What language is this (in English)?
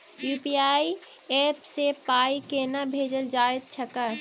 Maithili